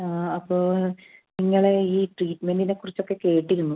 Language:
Malayalam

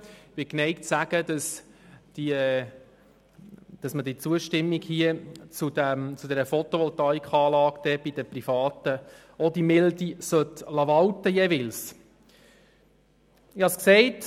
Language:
Swiss German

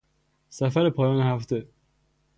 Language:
Persian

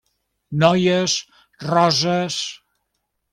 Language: Catalan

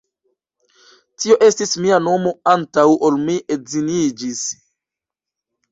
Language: Esperanto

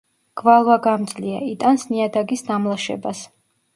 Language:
Georgian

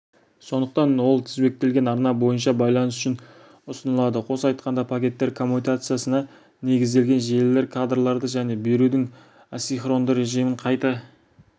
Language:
Kazakh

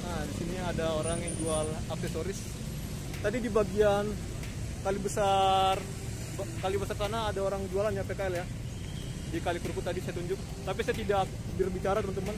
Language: Indonesian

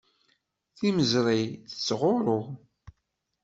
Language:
Kabyle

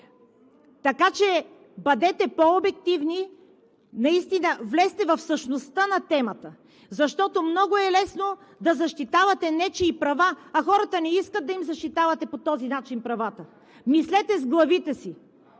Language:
Bulgarian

